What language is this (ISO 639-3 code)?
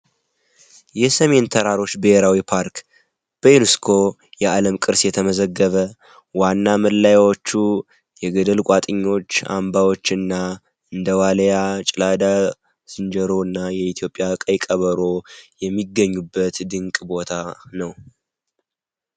amh